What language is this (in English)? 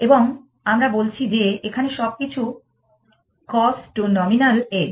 Bangla